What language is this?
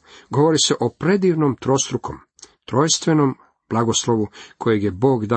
Croatian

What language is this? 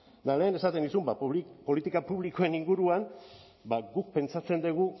Basque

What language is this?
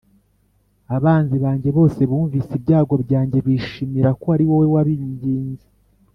Kinyarwanda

